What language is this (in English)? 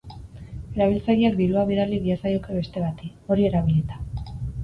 Basque